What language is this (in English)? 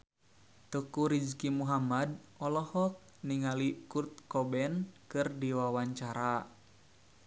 Sundanese